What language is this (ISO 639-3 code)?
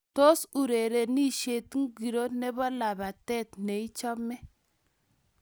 kln